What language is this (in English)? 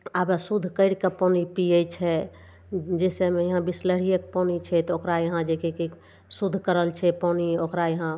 Maithili